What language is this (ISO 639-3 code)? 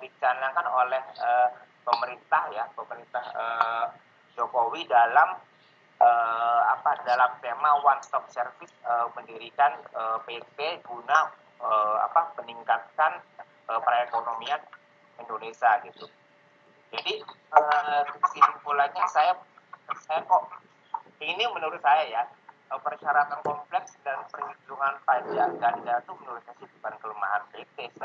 ind